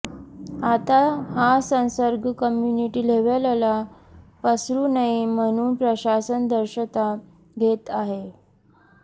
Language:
Marathi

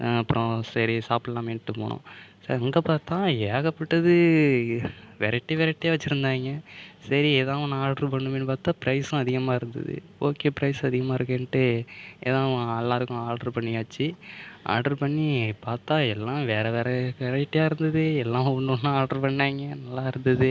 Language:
Tamil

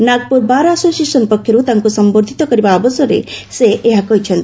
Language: Odia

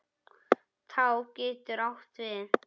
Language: Icelandic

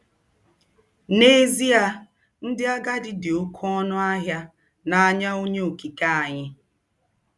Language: Igbo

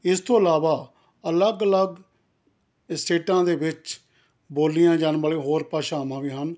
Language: Punjabi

